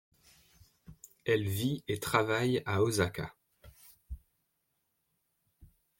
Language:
French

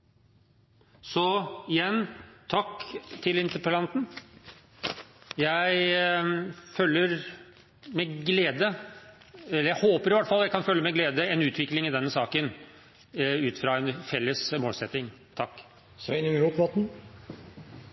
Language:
Norwegian Bokmål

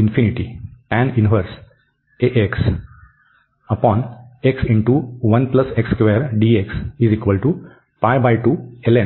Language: Marathi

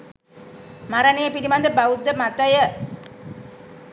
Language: Sinhala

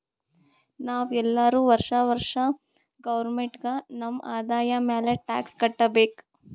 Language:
Kannada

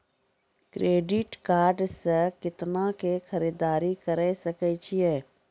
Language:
Maithili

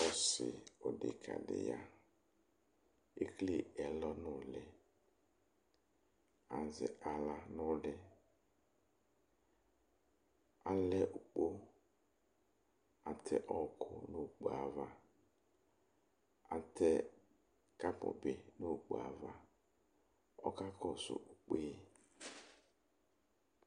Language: Ikposo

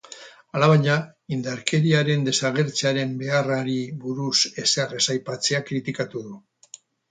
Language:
Basque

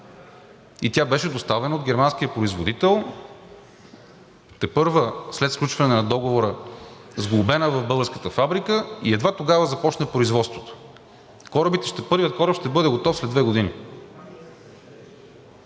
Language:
Bulgarian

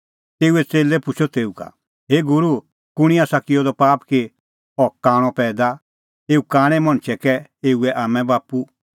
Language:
Kullu Pahari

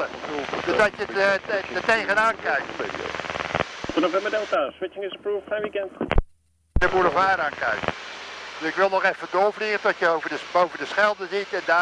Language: Dutch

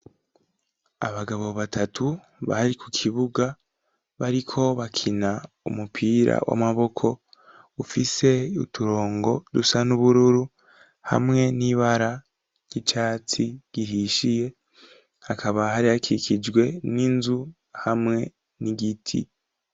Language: Rundi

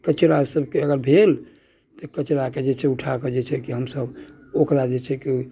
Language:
Maithili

